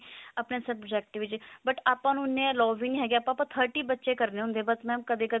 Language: Punjabi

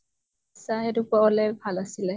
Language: Assamese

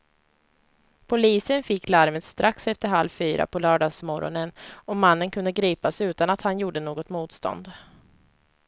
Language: Swedish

